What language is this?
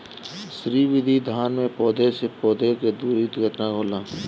Bhojpuri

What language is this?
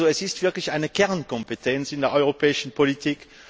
German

